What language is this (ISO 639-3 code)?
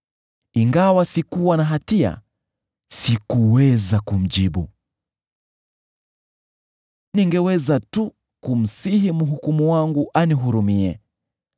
swa